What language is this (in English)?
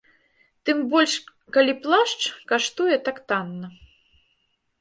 Belarusian